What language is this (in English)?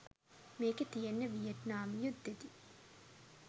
Sinhala